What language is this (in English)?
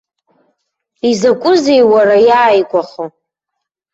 Abkhazian